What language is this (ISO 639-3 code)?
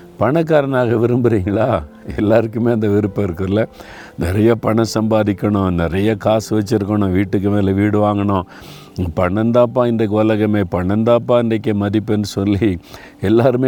tam